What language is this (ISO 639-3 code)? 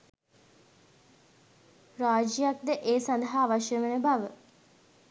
sin